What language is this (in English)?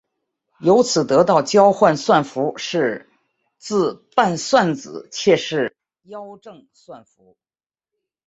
Chinese